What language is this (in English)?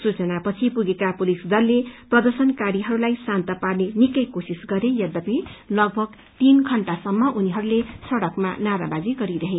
Nepali